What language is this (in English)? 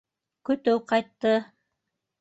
Bashkir